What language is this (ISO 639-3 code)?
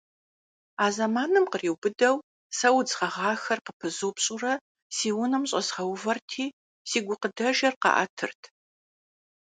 kbd